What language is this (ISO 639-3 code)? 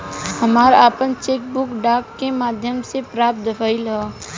bho